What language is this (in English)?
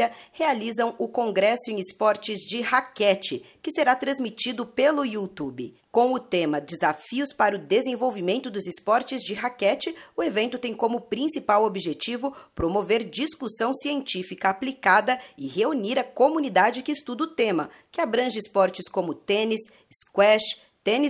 Portuguese